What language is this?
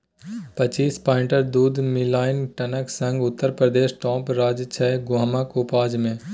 Maithili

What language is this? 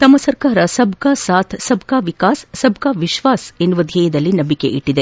Kannada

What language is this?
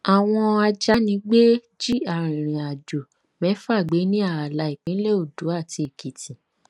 Yoruba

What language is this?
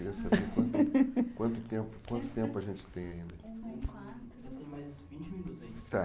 Portuguese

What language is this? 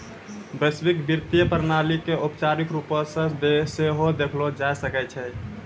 Maithili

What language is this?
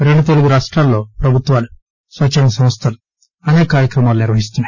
Telugu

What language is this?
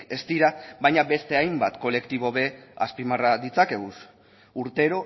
Basque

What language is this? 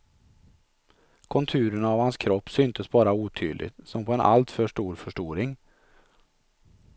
Swedish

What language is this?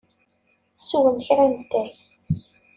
Kabyle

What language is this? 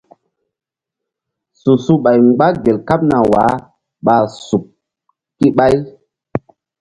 Mbum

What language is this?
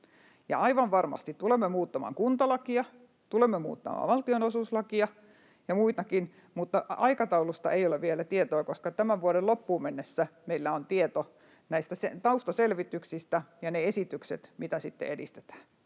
Finnish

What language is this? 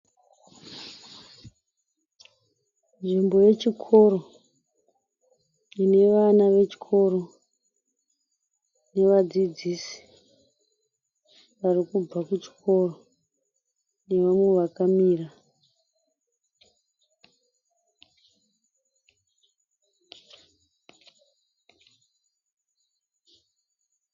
Shona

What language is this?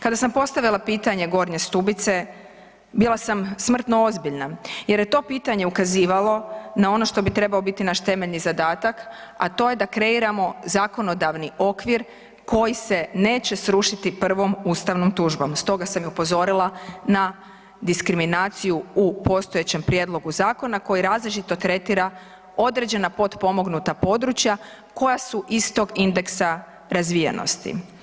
Croatian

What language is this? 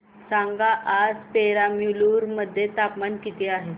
Marathi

